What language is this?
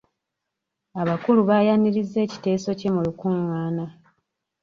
Ganda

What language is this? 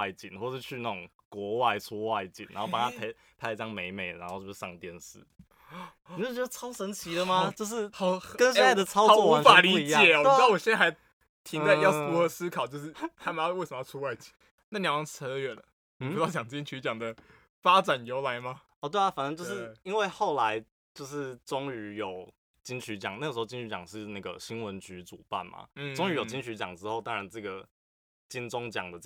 Chinese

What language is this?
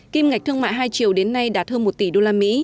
Vietnamese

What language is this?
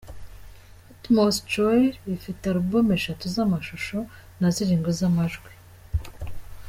Kinyarwanda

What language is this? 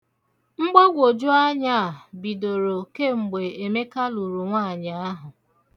Igbo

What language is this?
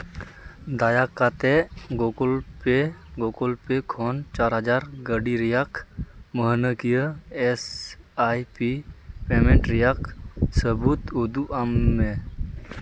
Santali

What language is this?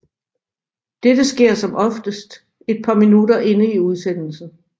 Danish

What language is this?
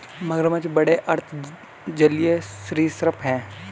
Hindi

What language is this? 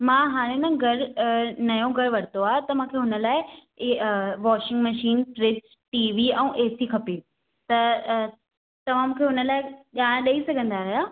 Sindhi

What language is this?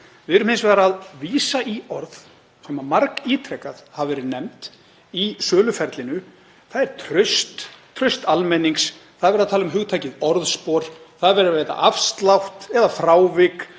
Icelandic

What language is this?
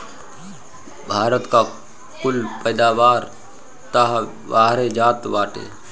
Bhojpuri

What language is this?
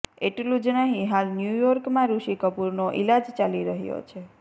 Gujarati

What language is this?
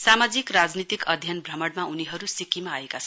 Nepali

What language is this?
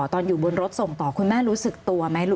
Thai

